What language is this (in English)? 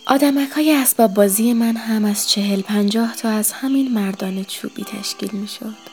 Persian